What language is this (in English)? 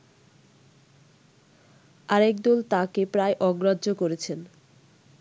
Bangla